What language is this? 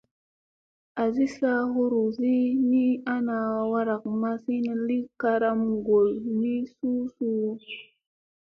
Musey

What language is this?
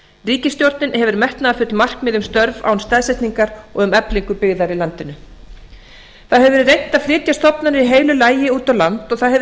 Icelandic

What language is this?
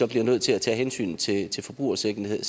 Danish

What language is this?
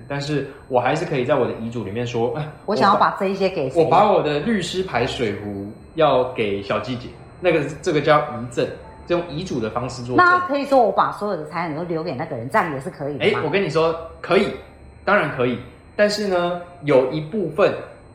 Chinese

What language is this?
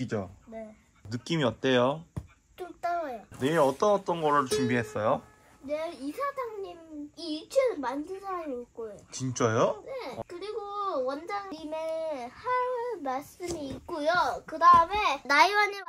Korean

